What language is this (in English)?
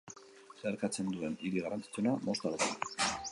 Basque